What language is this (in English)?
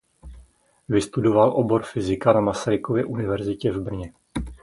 Czech